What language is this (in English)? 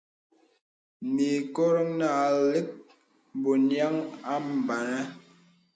Bebele